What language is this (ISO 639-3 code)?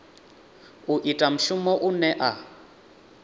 ven